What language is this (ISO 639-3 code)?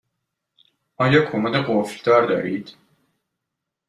fas